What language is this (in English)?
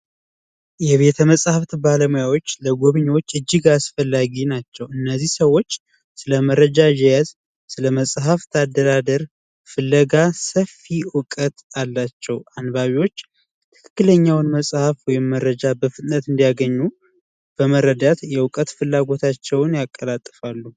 Amharic